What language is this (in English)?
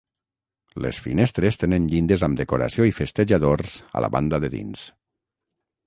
Catalan